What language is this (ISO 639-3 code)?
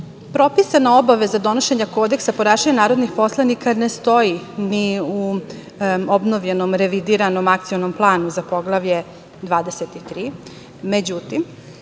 srp